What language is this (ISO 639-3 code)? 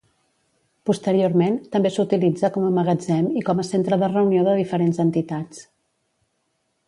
cat